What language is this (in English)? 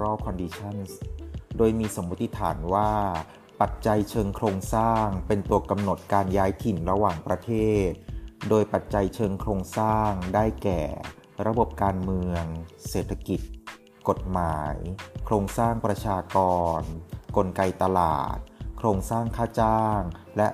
Thai